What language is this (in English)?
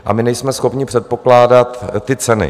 Czech